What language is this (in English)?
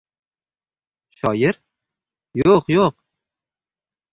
Uzbek